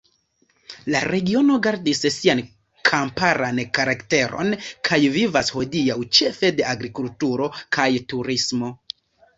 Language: Esperanto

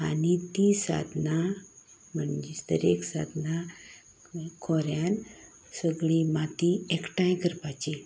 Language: Konkani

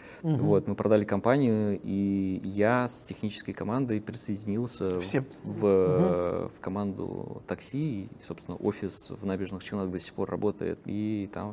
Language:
Russian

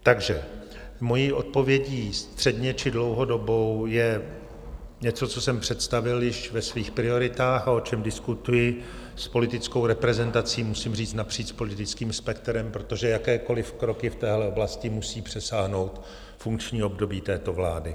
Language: Czech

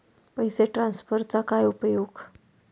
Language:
Marathi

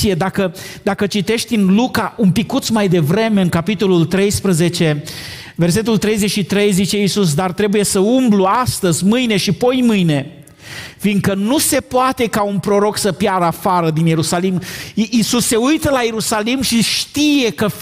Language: Romanian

